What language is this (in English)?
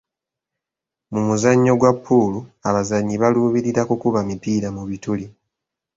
Ganda